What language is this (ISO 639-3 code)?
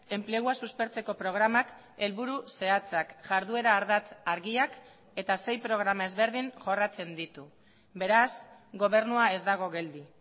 eus